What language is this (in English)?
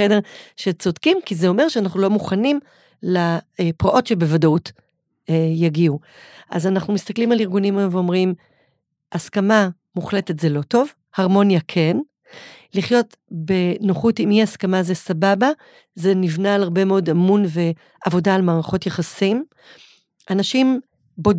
Hebrew